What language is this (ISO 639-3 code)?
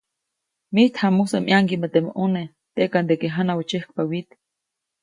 zoc